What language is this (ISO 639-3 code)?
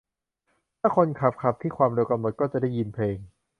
tha